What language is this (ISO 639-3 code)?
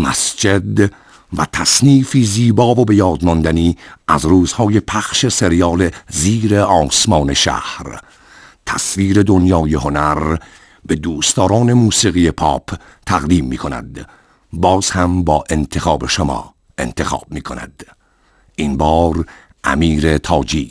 fas